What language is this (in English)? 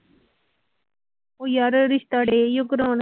Punjabi